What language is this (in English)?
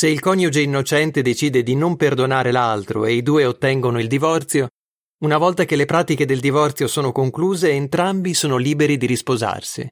Italian